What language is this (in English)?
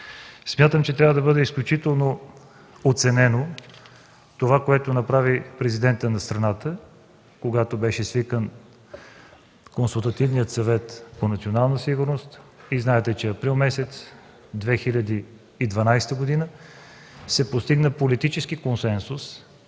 Bulgarian